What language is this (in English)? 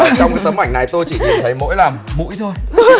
Vietnamese